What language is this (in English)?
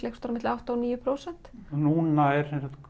Icelandic